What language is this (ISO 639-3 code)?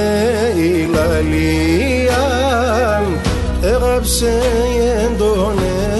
ell